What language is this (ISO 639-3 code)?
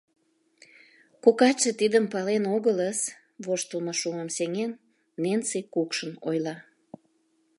chm